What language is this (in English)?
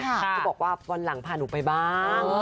Thai